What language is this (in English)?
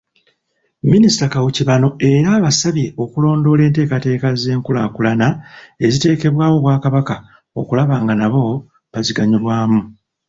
Ganda